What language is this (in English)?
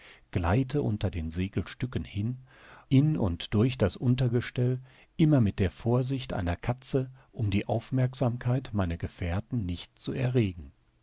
German